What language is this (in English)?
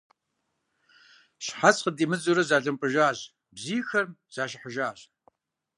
Kabardian